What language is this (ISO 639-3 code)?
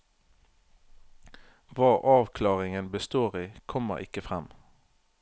nor